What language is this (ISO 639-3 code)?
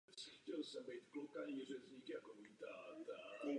ces